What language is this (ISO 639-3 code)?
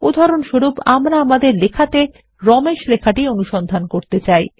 ben